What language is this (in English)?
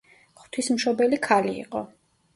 Georgian